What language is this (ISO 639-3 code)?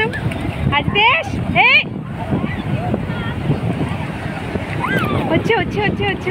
vie